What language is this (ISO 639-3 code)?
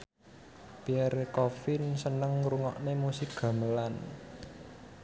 jav